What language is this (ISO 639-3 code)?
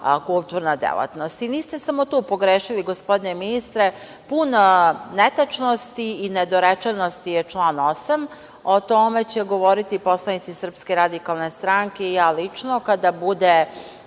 srp